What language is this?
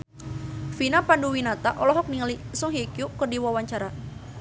Sundanese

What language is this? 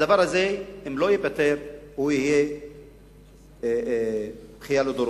Hebrew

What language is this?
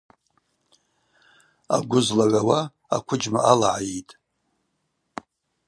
Abaza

